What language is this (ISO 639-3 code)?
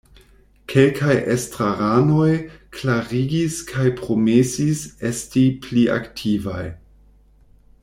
epo